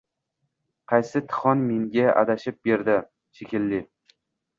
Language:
Uzbek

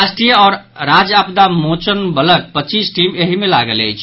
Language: Maithili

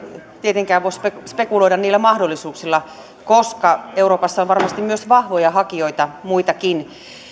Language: Finnish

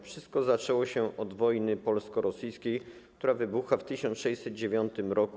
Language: Polish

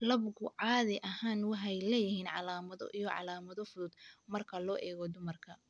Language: Somali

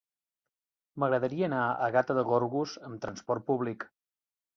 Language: Catalan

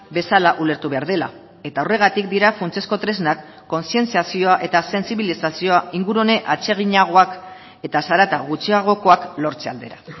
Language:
Basque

